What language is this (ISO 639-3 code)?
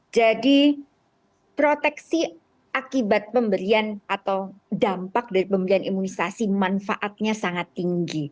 ind